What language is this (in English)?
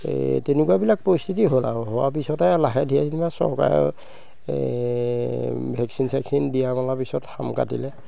Assamese